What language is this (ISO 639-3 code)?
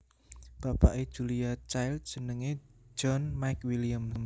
jav